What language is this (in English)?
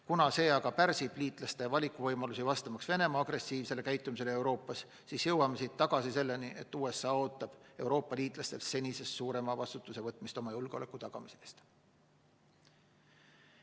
Estonian